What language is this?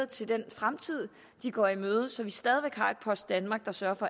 Danish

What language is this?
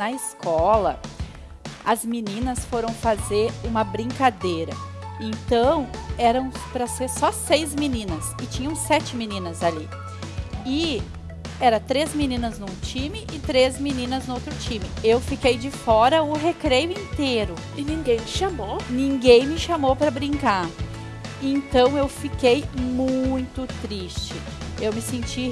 Portuguese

